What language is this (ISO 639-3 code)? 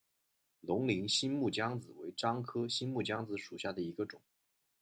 zho